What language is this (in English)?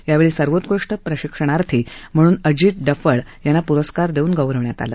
Marathi